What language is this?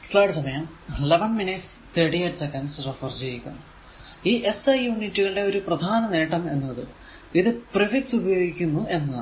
Malayalam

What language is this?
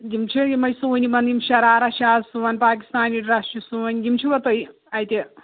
Kashmiri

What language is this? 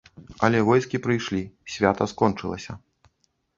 Belarusian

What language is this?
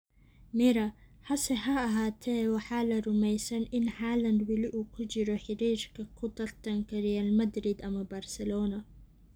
Somali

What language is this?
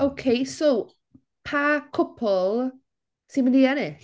Welsh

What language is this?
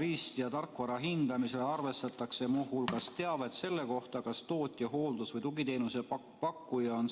Estonian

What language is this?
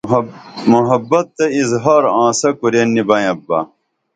Dameli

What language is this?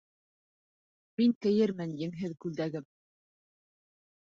Bashkir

